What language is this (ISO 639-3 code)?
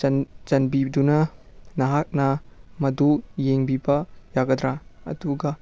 mni